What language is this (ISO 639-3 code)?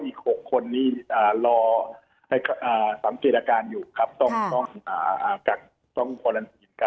tha